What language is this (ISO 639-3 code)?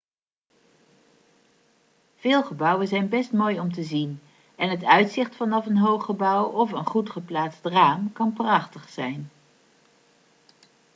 nld